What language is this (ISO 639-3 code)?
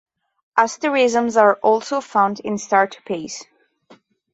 eng